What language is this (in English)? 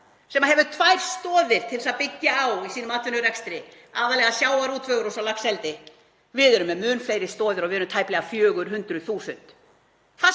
Icelandic